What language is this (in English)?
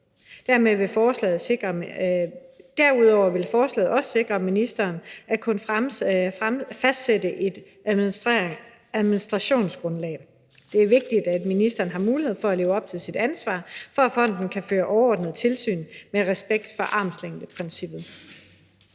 Danish